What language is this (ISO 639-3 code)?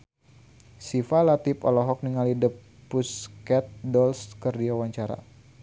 sun